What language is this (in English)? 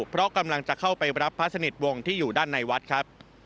Thai